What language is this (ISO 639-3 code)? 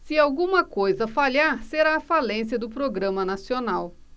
por